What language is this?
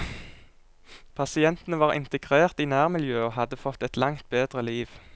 Norwegian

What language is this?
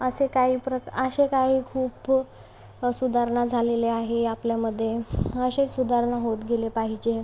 Marathi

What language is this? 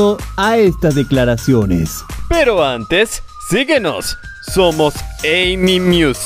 Spanish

